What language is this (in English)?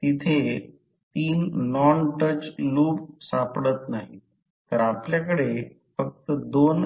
Marathi